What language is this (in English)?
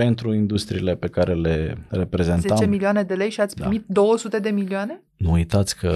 Romanian